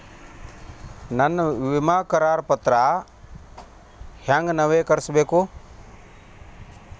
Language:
Kannada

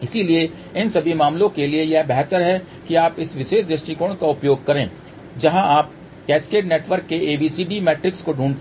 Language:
Hindi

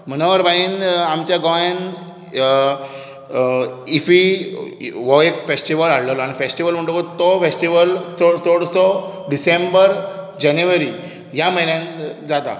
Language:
Konkani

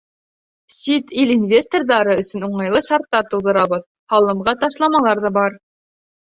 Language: Bashkir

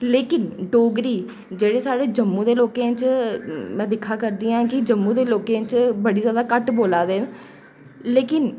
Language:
Dogri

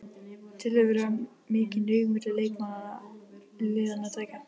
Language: Icelandic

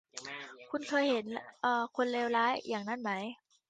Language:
Thai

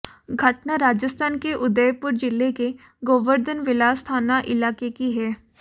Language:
Hindi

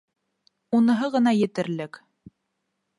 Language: Bashkir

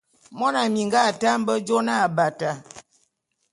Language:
Bulu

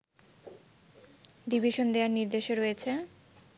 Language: Bangla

